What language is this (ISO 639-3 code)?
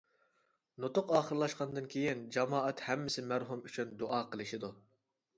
uig